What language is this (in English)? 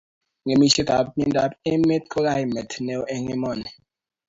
Kalenjin